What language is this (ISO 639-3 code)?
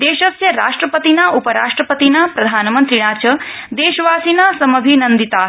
san